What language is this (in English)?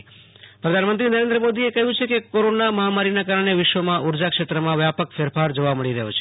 Gujarati